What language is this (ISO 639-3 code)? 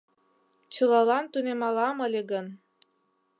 chm